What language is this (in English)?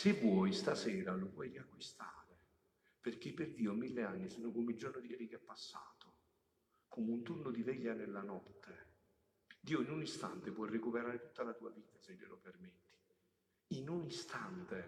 Italian